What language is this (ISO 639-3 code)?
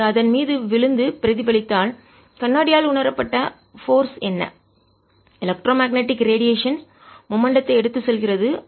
tam